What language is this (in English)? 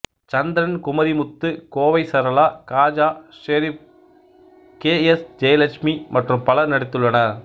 Tamil